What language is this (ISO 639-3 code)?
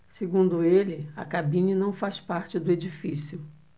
por